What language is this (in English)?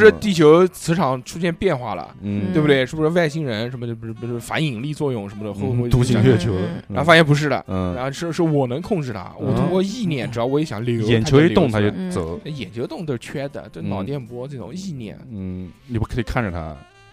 Chinese